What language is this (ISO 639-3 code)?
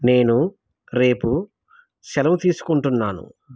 tel